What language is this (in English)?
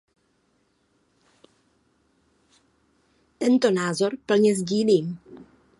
Czech